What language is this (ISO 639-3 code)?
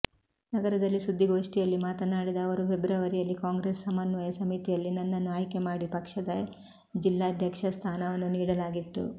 kan